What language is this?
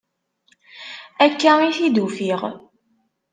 Kabyle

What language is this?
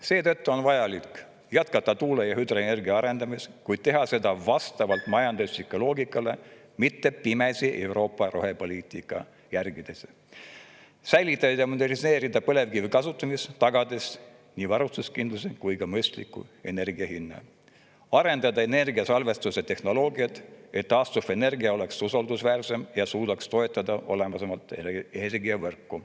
Estonian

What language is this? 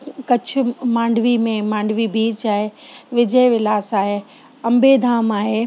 Sindhi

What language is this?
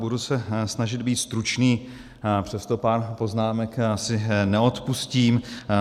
Czech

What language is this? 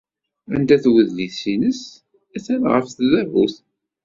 Kabyle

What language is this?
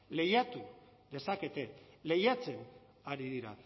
Basque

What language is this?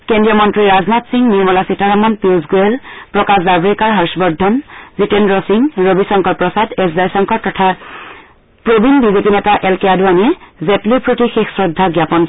Assamese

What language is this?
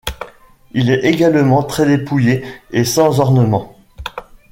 French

